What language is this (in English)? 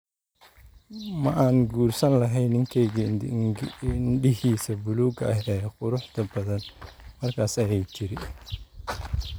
Somali